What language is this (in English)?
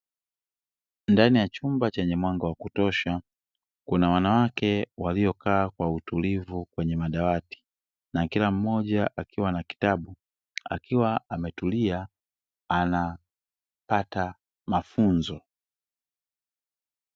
Swahili